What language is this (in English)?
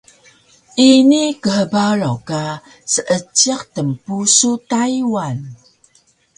Taroko